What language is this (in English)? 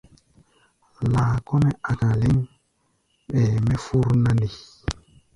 Gbaya